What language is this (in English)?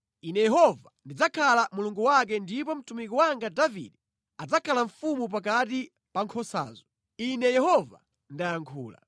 Nyanja